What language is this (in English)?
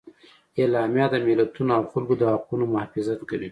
Pashto